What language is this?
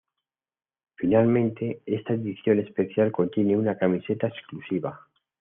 Spanish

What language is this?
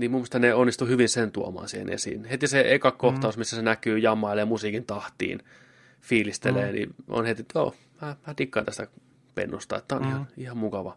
Finnish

